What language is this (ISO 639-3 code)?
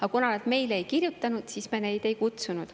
est